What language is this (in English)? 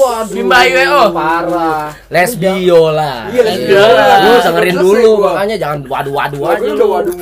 Indonesian